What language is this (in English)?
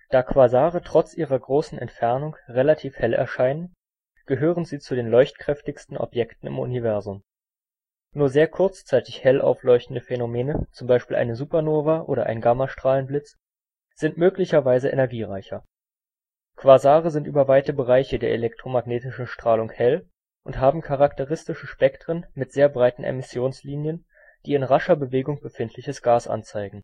German